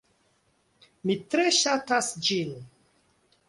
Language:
Esperanto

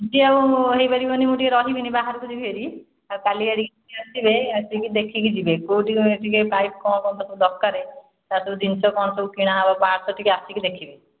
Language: Odia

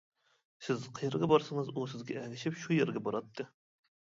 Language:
Uyghur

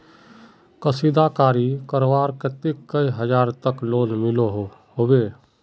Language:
Magahi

